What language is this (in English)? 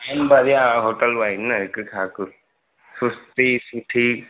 Sindhi